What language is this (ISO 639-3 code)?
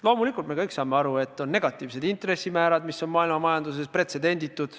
est